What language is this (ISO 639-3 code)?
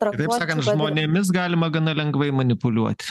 lit